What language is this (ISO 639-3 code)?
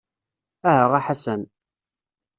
kab